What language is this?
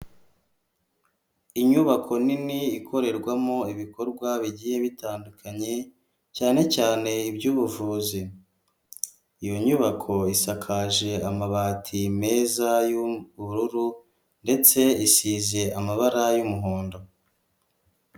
Kinyarwanda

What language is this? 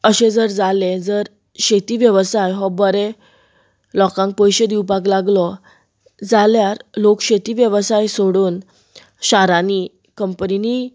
Konkani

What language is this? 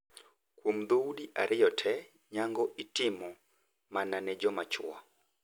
Luo (Kenya and Tanzania)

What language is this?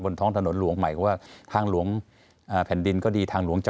Thai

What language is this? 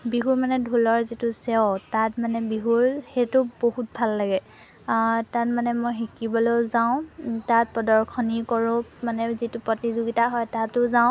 Assamese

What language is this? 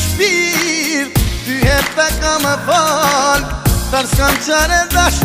Arabic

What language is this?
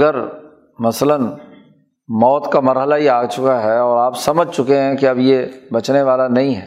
Urdu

